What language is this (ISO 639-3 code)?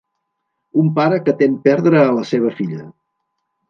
cat